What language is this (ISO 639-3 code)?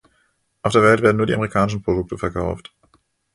deu